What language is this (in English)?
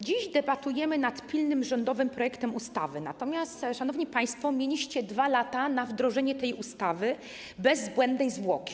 Polish